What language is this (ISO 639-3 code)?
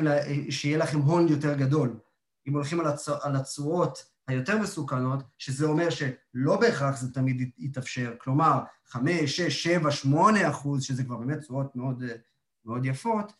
heb